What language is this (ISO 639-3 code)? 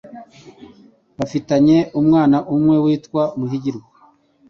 kin